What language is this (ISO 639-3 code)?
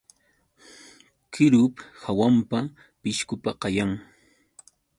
qux